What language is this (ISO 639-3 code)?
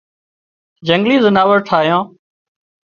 kxp